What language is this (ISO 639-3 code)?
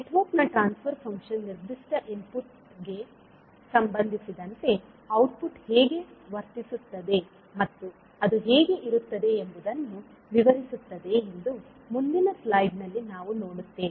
kan